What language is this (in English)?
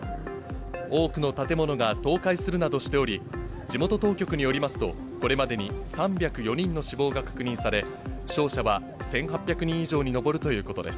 Japanese